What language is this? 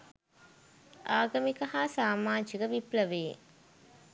Sinhala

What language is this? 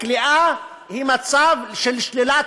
Hebrew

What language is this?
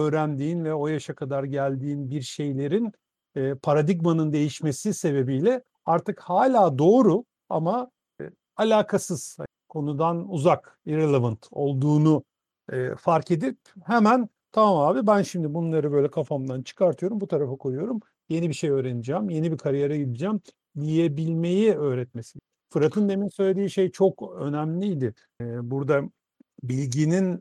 Turkish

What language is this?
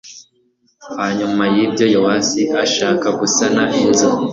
Kinyarwanda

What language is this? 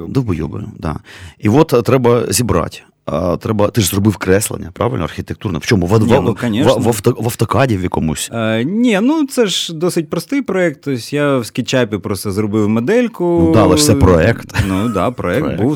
Ukrainian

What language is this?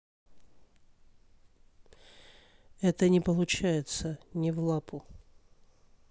Russian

